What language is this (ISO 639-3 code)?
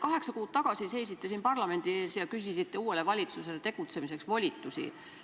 est